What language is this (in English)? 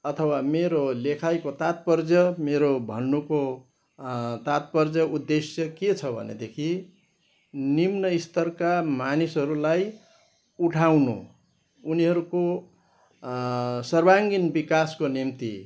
Nepali